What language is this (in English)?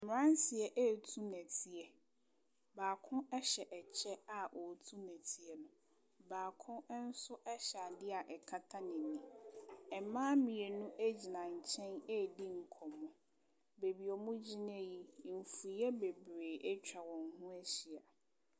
Akan